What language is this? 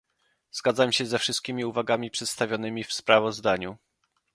Polish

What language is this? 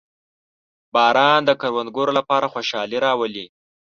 Pashto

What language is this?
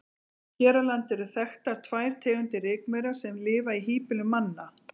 Icelandic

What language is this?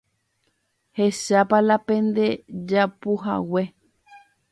Guarani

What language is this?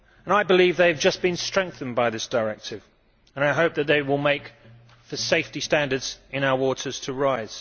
English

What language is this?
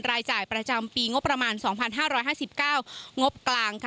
Thai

